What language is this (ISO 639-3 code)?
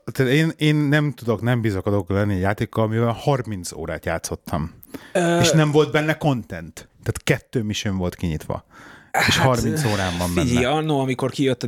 hun